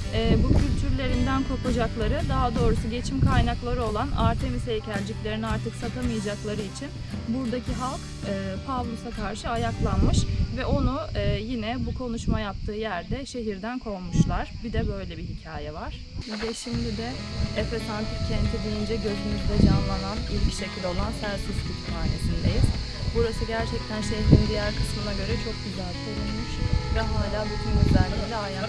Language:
Turkish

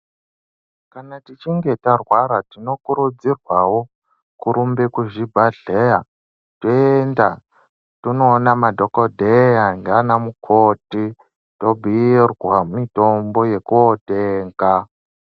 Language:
Ndau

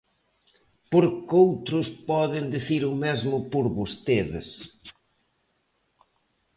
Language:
Galician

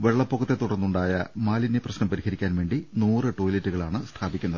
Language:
Malayalam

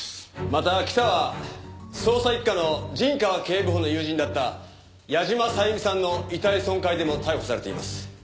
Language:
Japanese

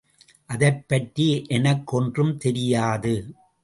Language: Tamil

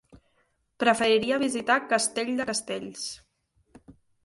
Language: Catalan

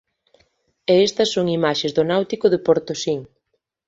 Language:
Galician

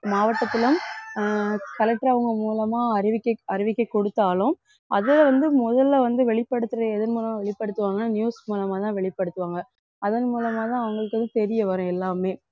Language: Tamil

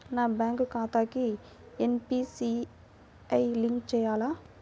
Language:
Telugu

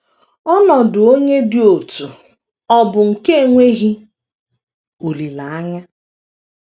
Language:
Igbo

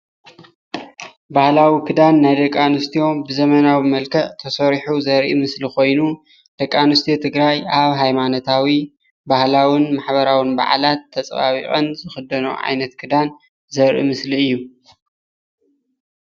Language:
Tigrinya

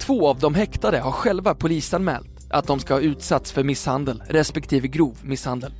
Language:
Swedish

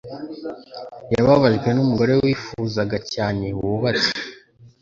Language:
Kinyarwanda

